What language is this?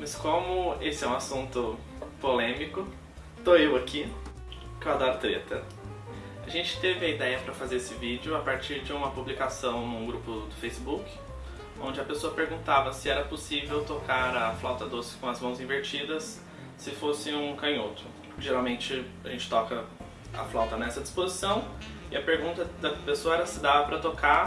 Portuguese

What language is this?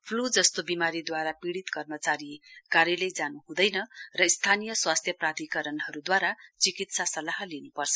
Nepali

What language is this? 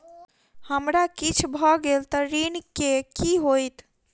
Maithili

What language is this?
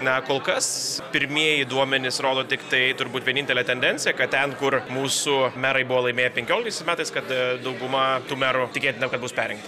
Lithuanian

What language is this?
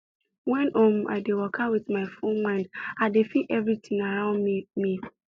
Nigerian Pidgin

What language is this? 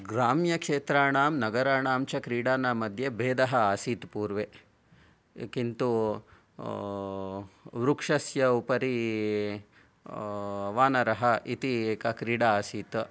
Sanskrit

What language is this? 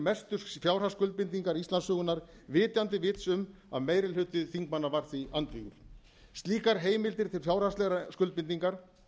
Icelandic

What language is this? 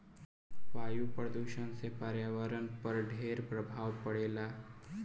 Bhojpuri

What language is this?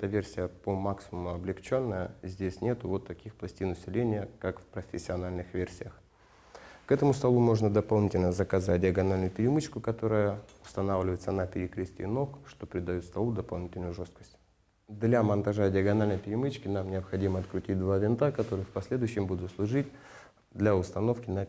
Russian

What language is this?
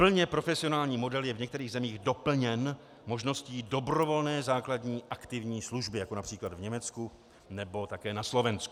Czech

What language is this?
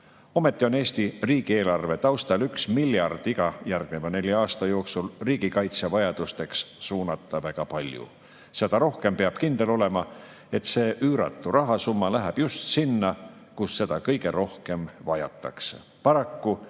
Estonian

